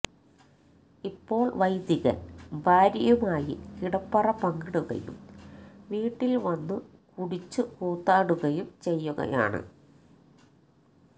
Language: Malayalam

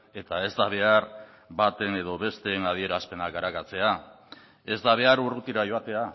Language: Basque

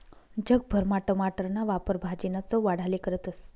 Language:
Marathi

